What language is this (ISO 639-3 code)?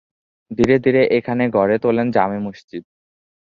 ben